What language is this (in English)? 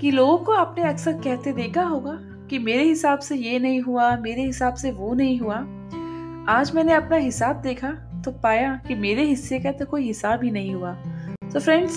Hindi